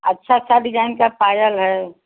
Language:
Hindi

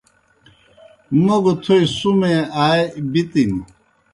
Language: Kohistani Shina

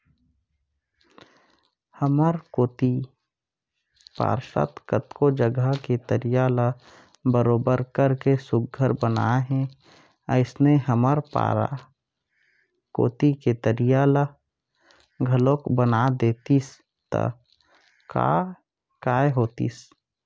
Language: Chhattisgarhi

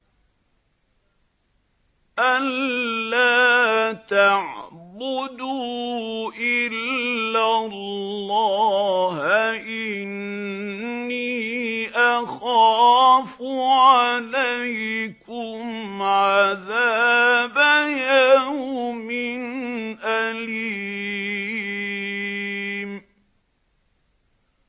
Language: Arabic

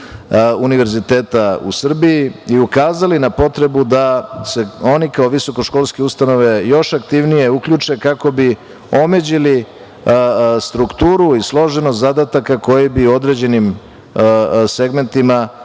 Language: Serbian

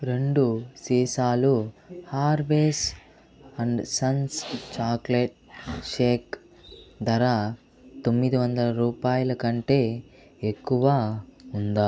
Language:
Telugu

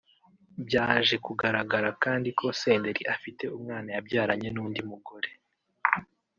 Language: Kinyarwanda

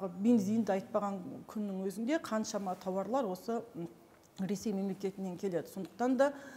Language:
Turkish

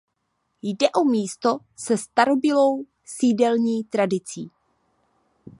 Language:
Czech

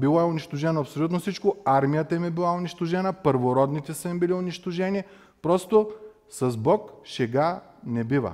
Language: Bulgarian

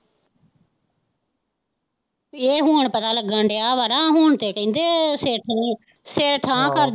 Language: Punjabi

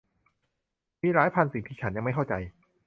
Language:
Thai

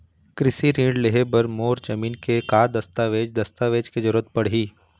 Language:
Chhattisgarhi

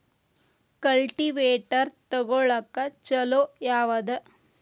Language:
Kannada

